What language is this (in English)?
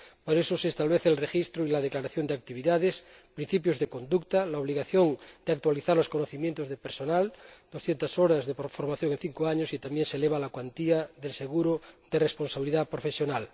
Spanish